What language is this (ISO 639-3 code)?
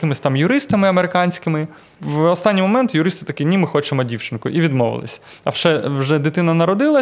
ukr